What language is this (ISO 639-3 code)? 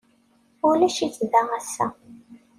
kab